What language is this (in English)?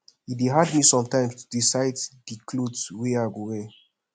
Nigerian Pidgin